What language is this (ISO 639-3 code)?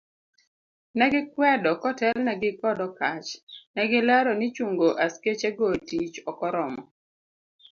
luo